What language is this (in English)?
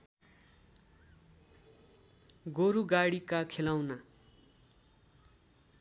Nepali